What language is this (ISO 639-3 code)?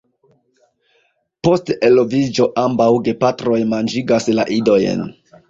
epo